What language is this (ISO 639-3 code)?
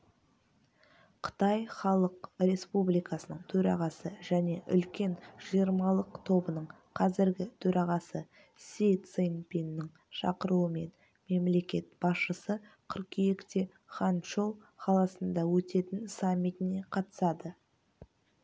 kaz